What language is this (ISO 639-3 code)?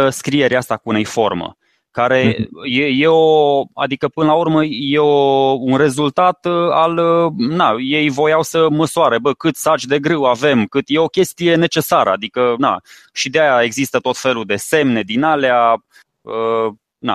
ron